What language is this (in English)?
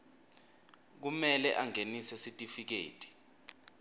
Swati